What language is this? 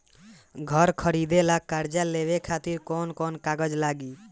Bhojpuri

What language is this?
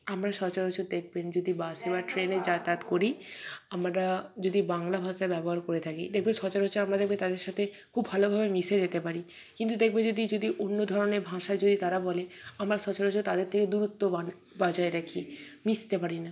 Bangla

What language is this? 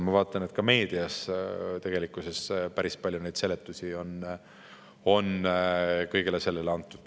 Estonian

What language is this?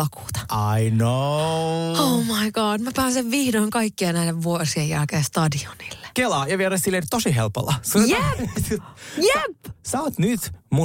Finnish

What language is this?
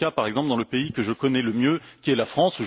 French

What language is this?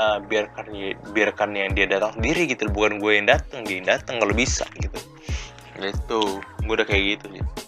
Indonesian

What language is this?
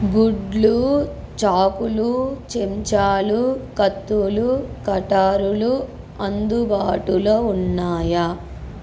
Telugu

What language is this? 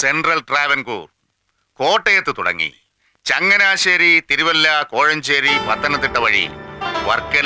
Hindi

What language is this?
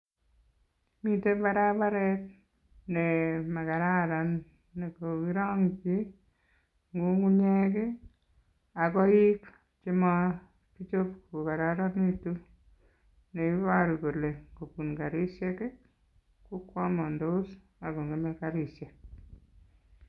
Kalenjin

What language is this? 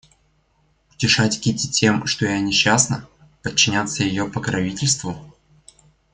Russian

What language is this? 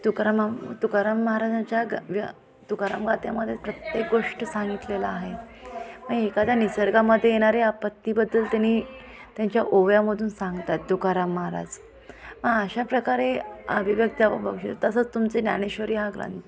Marathi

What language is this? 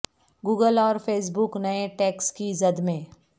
Urdu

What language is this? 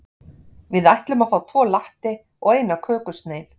Icelandic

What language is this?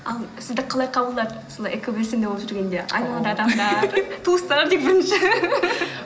Kazakh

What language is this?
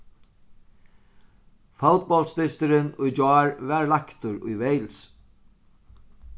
Faroese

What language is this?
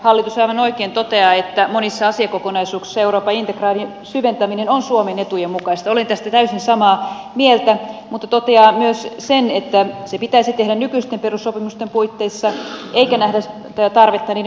Finnish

